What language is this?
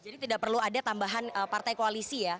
Indonesian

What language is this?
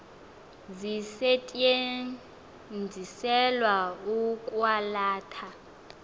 Xhosa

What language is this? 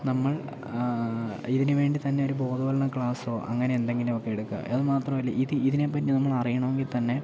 Malayalam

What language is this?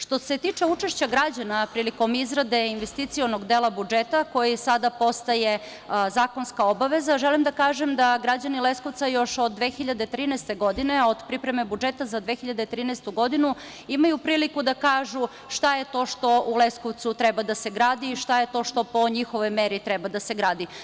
Serbian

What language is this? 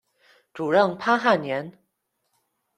Chinese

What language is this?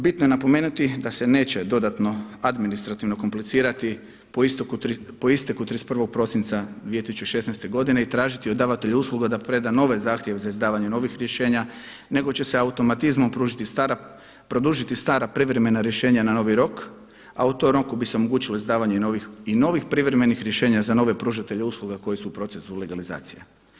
Croatian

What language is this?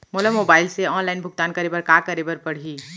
Chhattisgarhi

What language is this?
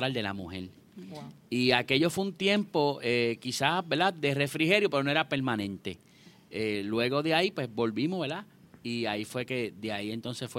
Spanish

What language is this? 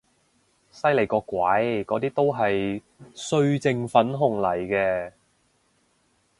Cantonese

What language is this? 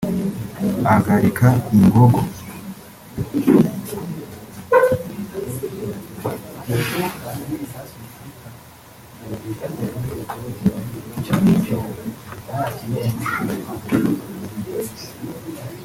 Kinyarwanda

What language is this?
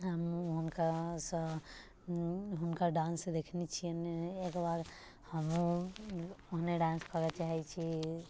Maithili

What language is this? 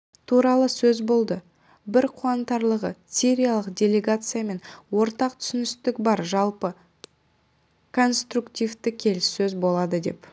Kazakh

